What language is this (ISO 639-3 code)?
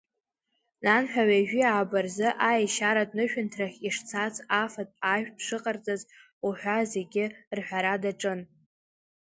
abk